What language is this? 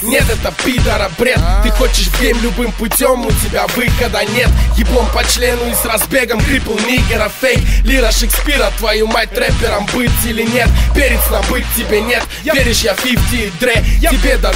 Russian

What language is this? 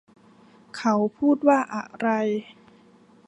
Thai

